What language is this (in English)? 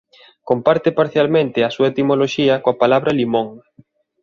Galician